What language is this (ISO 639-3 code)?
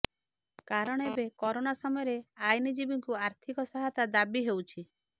ori